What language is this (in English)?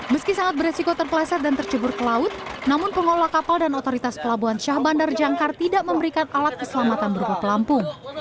Indonesian